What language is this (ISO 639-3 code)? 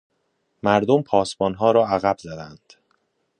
fas